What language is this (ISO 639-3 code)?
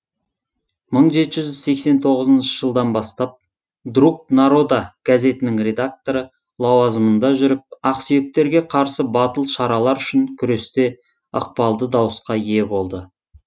kaz